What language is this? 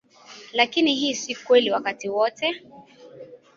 Swahili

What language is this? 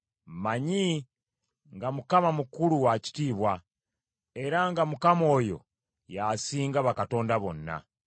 Ganda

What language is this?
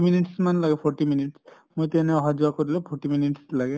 Assamese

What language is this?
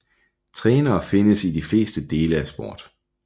Danish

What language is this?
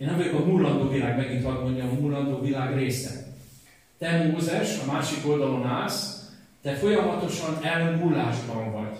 Hungarian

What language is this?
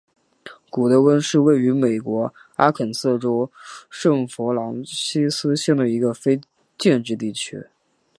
Chinese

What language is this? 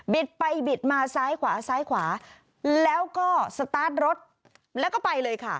Thai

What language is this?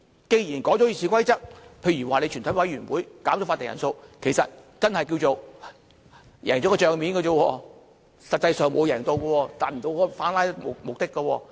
Cantonese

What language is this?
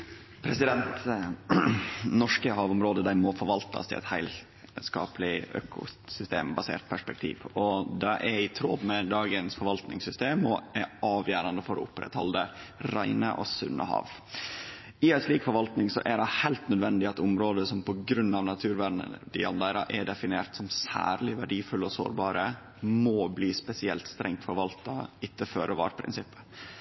Norwegian Nynorsk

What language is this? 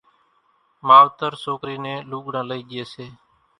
Kachi Koli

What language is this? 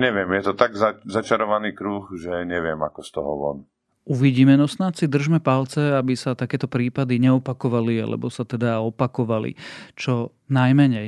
Slovak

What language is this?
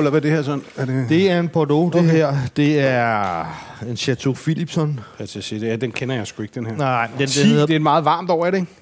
Danish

